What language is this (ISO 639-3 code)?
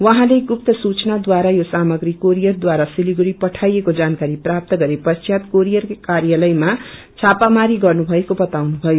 nep